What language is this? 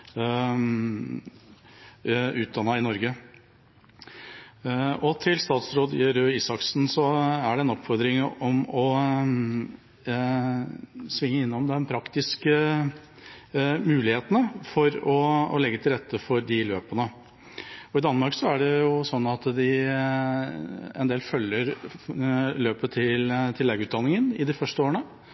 Norwegian Bokmål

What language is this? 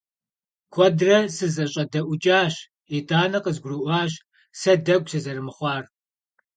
Kabardian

